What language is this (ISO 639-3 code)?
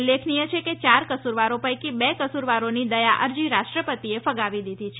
guj